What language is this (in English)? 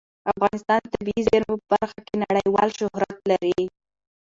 Pashto